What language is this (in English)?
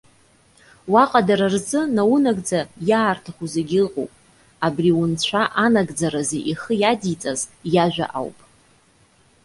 Abkhazian